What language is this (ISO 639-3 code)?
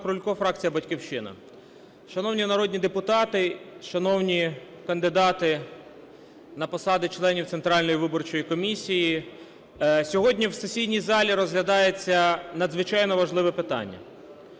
ukr